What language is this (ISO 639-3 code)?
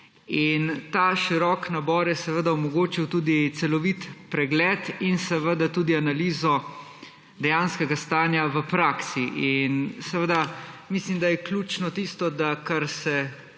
slv